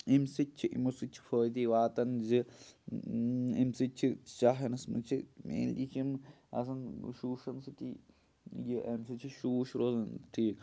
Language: Kashmiri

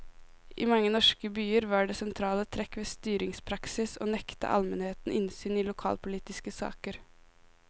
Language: Norwegian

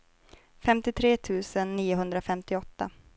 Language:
Swedish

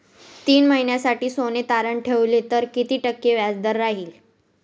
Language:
Marathi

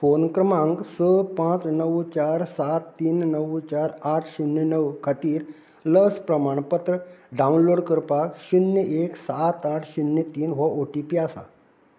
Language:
Konkani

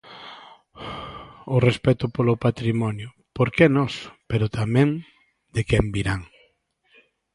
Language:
Galician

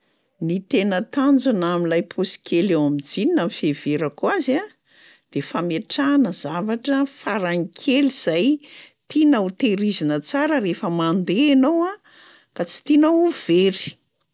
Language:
Malagasy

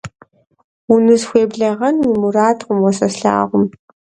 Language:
Kabardian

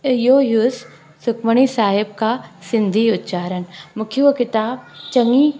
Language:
Sindhi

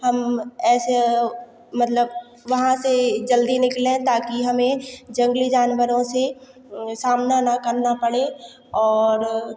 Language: Hindi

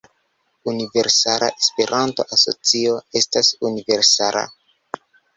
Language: Esperanto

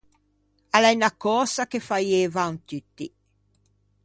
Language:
Ligurian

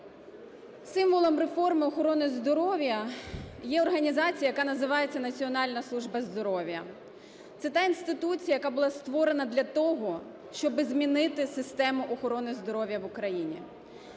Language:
Ukrainian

